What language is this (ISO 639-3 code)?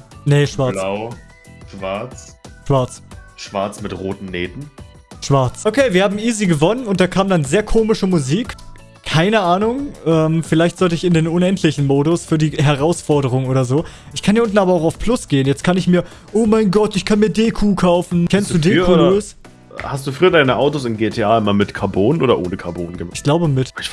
deu